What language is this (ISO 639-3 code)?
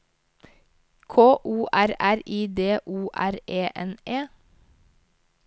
nor